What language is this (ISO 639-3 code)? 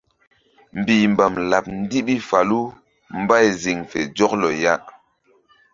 mdd